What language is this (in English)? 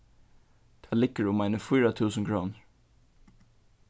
Faroese